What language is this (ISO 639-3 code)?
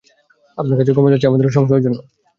ben